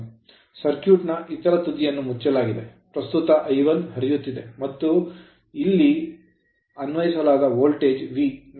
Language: Kannada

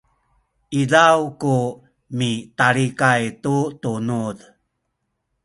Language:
Sakizaya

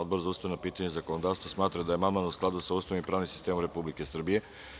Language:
Serbian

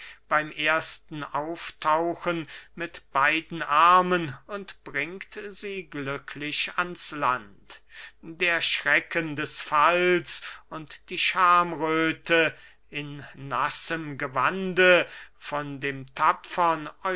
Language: German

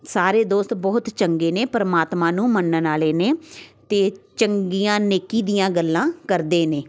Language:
Punjabi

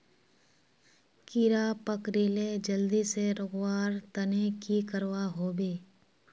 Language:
Magahi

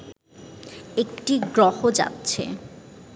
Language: Bangla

